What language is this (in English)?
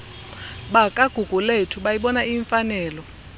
Xhosa